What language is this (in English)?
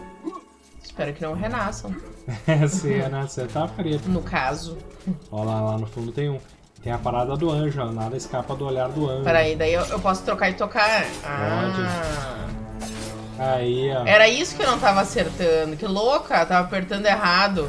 Portuguese